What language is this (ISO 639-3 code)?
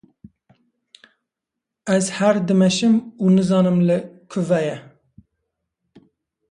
kur